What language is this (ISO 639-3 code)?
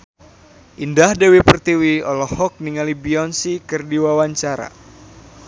sun